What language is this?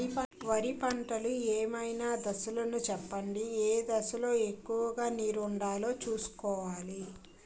Telugu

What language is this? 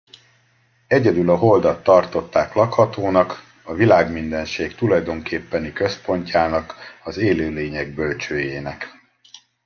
Hungarian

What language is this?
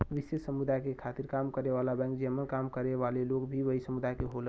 Bhojpuri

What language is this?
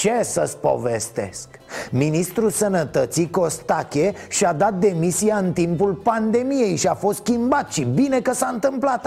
Romanian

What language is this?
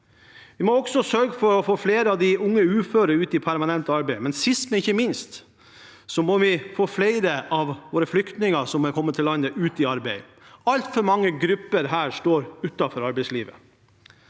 Norwegian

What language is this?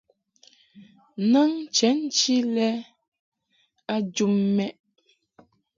Mungaka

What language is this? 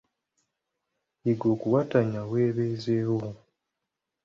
Ganda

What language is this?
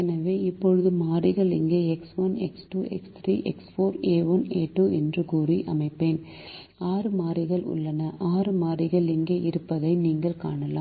Tamil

